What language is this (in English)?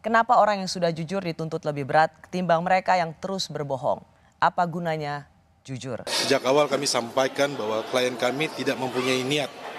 Indonesian